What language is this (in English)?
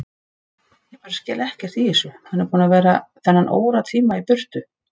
Icelandic